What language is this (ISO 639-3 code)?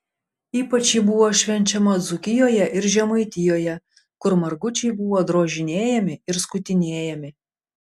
lit